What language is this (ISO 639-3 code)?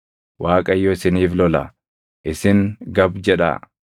orm